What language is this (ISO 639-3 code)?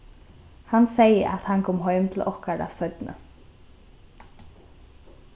fao